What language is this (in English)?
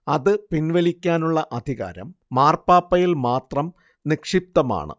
Malayalam